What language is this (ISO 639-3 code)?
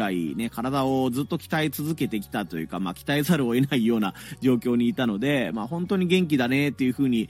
jpn